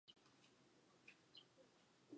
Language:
Chinese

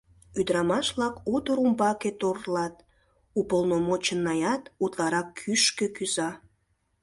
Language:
Mari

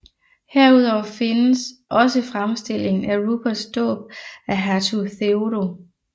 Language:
Danish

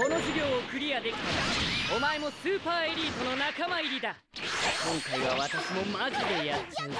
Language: Japanese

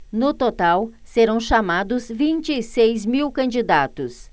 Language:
Portuguese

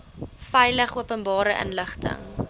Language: Afrikaans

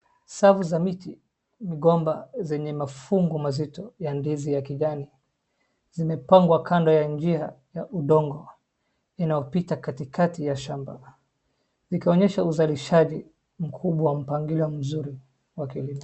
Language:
Swahili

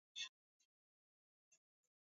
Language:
Swahili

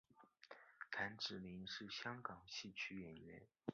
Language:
Chinese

